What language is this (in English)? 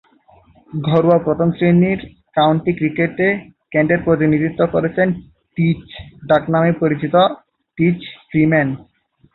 Bangla